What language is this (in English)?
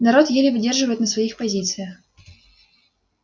Russian